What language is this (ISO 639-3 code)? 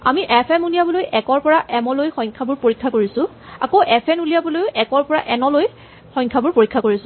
asm